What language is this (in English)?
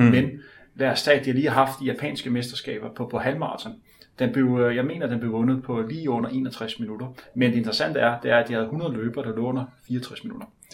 Danish